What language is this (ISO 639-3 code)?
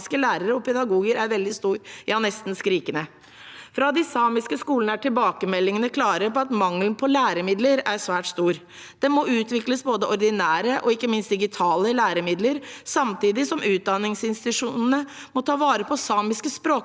nor